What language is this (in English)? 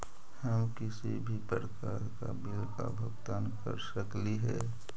Magahi